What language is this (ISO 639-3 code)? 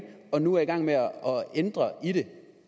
dan